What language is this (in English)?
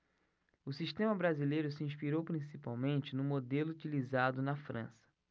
Portuguese